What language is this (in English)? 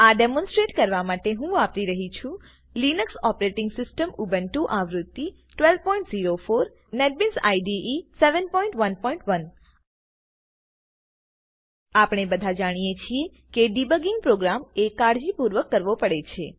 Gujarati